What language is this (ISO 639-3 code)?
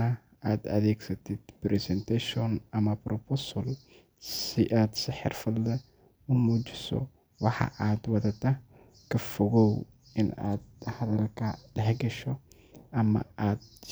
som